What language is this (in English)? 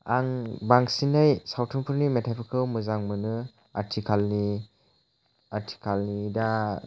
Bodo